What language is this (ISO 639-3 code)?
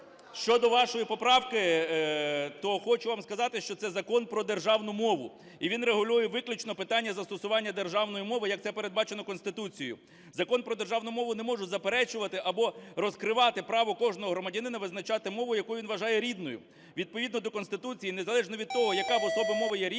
ukr